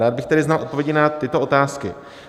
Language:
Czech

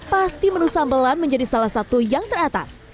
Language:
Indonesian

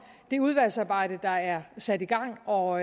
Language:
Danish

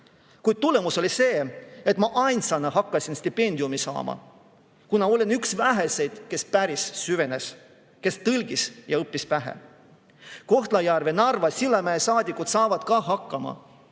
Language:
Estonian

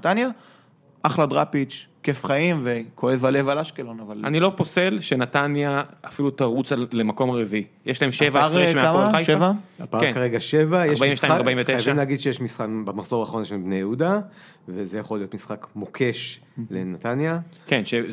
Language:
Hebrew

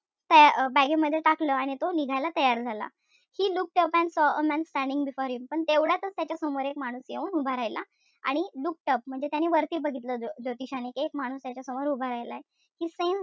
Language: Marathi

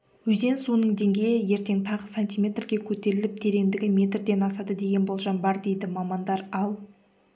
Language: Kazakh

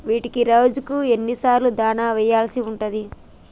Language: Telugu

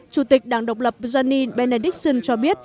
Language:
Vietnamese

